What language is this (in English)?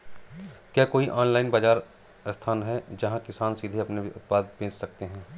Hindi